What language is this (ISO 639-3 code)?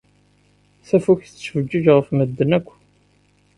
kab